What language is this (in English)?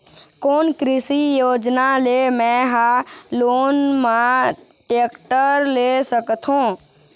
Chhattisgarhi